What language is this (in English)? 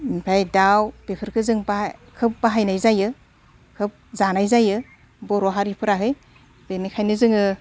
Bodo